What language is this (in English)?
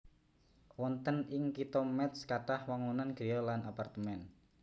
Javanese